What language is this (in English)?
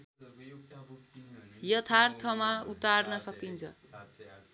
Nepali